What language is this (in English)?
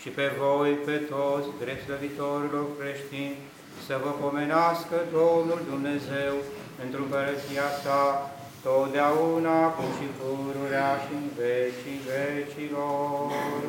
Romanian